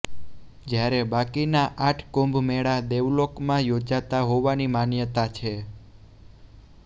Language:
Gujarati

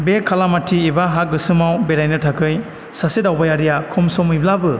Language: Bodo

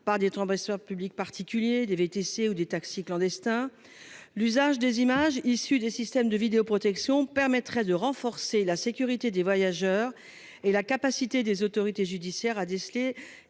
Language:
French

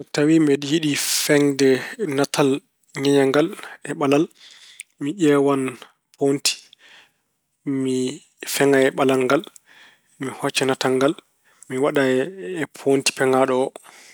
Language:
Fula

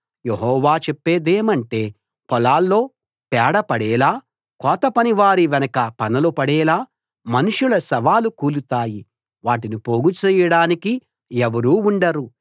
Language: Telugu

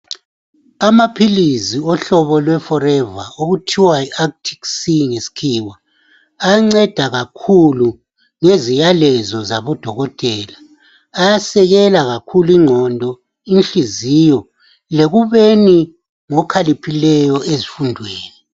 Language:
North Ndebele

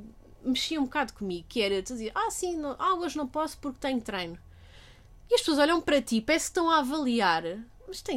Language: Portuguese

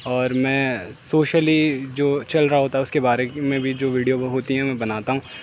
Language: Urdu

